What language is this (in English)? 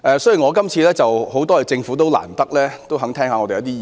Cantonese